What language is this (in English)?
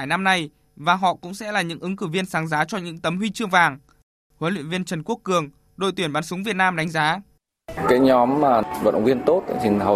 Vietnamese